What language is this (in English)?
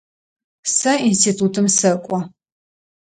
Adyghe